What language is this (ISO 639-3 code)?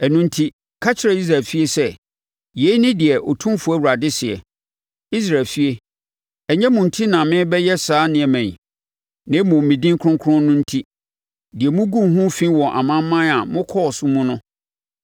aka